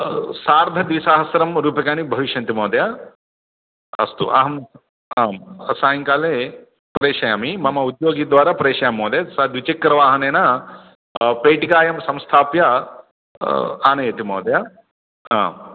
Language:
Sanskrit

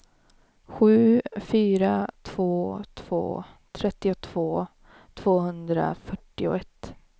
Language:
Swedish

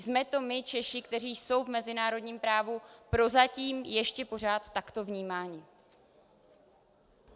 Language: Czech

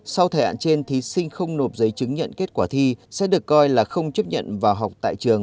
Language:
Vietnamese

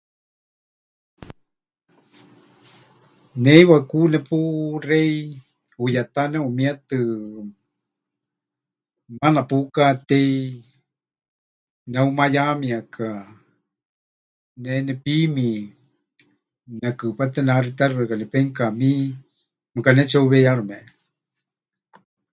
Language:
Huichol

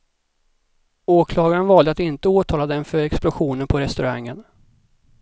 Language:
Swedish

